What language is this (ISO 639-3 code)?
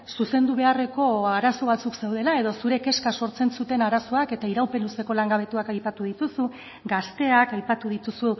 eus